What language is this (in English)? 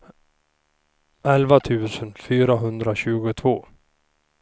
Swedish